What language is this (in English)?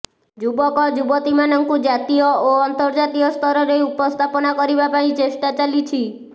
Odia